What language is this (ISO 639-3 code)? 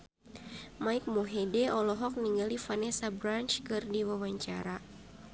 sun